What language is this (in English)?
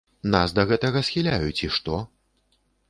Belarusian